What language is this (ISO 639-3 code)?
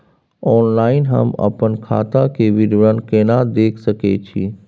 mai